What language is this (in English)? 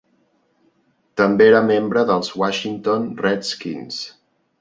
Catalan